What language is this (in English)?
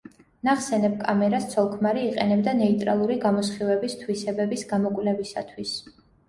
Georgian